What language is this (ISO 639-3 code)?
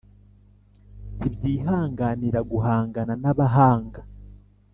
kin